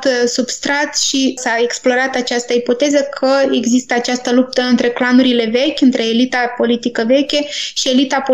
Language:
Romanian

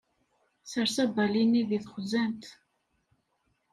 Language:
Kabyle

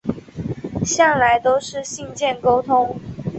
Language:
Chinese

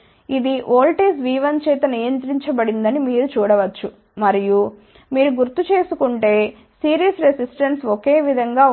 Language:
Telugu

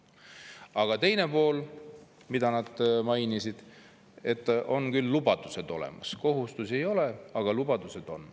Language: Estonian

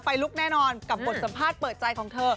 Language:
Thai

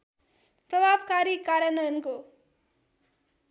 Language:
Nepali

